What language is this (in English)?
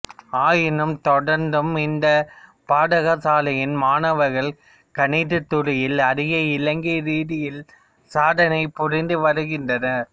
Tamil